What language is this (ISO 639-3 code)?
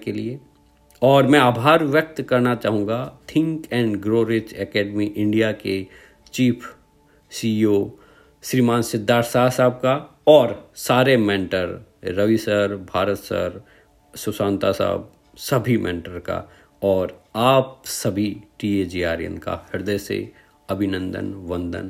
hin